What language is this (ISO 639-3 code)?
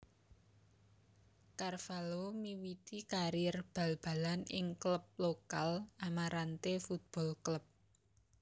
jav